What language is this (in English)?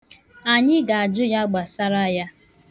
Igbo